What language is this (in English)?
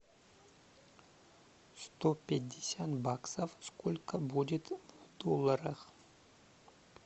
Russian